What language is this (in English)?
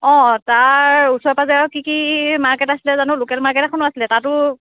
Assamese